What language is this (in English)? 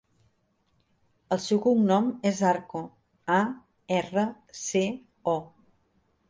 Catalan